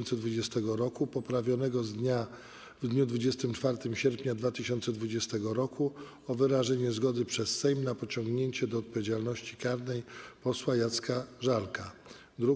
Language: Polish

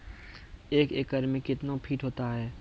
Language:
Maithili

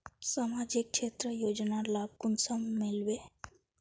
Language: Magahi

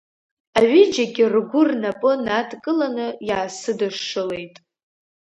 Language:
Abkhazian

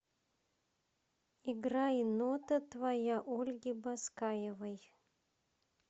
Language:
Russian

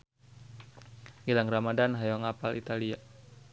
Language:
Sundanese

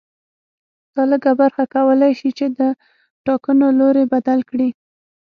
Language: Pashto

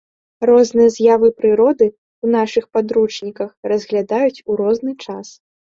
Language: Belarusian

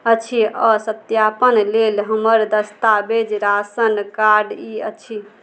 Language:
Maithili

